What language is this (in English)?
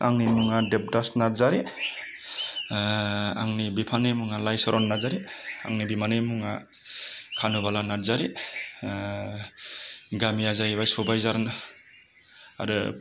Bodo